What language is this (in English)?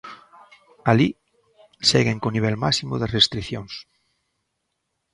Galician